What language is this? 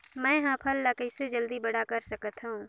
Chhattisgarhi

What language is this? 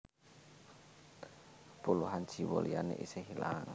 Javanese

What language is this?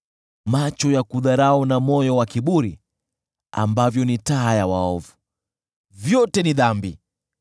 Swahili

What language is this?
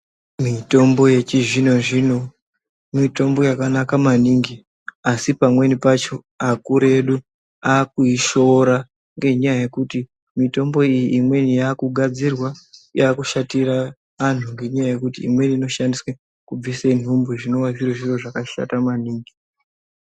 Ndau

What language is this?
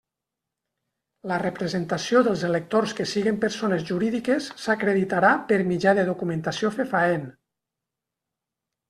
Catalan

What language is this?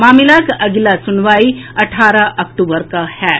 Maithili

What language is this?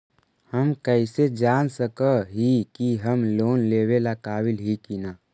Magahi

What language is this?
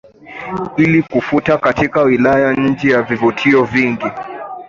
Swahili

